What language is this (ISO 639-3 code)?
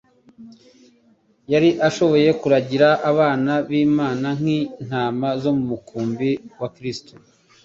kin